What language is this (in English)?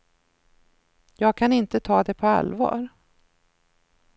Swedish